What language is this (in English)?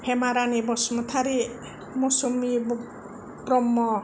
Bodo